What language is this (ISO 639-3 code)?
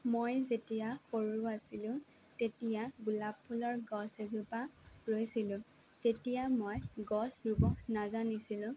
asm